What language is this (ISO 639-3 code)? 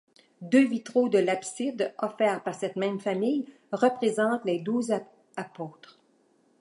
fra